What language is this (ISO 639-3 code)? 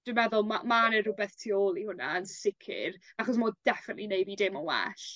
cym